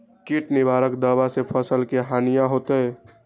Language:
Magahi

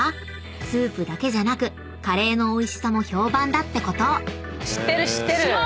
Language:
Japanese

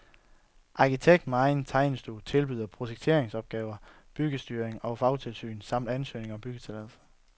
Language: Danish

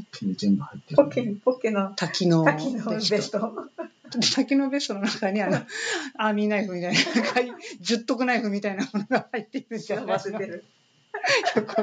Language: Japanese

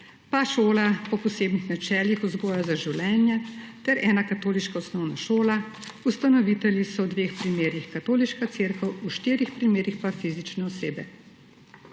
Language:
Slovenian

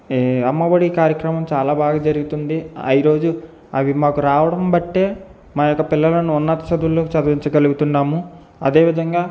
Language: Telugu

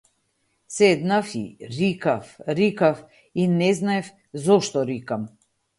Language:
Macedonian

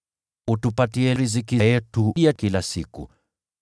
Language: Swahili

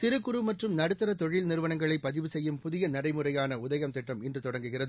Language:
Tamil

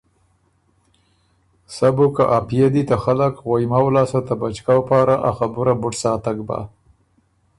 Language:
Ormuri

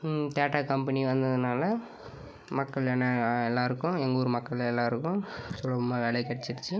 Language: Tamil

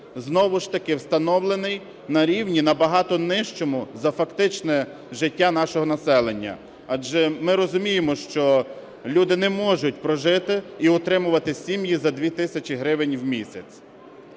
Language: Ukrainian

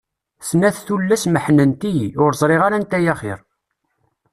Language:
Kabyle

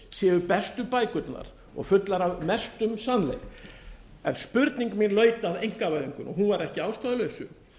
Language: Icelandic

